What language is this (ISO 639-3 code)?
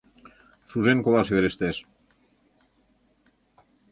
chm